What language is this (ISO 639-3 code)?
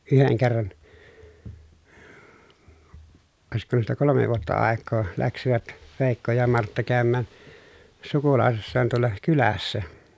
fin